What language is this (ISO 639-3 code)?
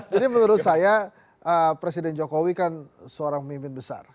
ind